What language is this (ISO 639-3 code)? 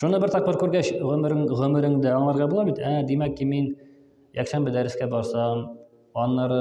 tur